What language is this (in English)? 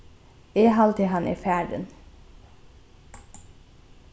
Faroese